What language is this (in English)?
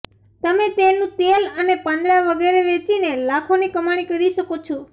Gujarati